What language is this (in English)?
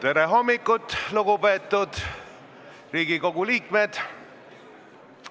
Estonian